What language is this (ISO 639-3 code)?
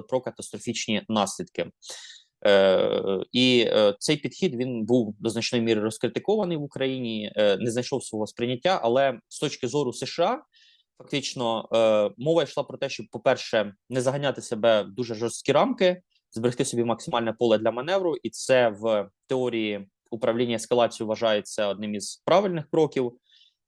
ukr